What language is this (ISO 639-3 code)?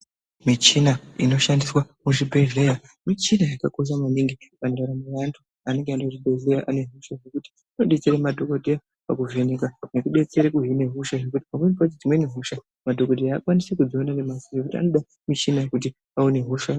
ndc